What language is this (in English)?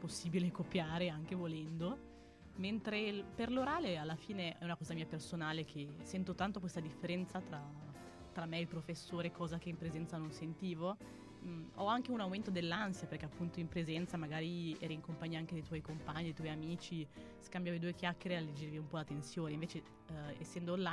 Italian